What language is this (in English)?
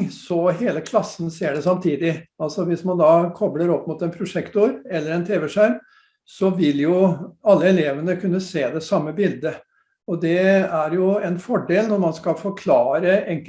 Norwegian